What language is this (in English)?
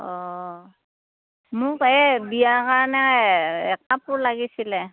Assamese